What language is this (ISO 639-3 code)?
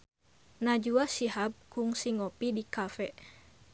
sun